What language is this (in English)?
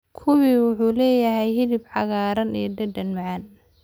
Somali